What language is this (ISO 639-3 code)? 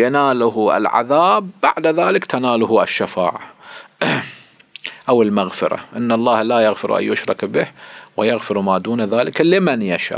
ara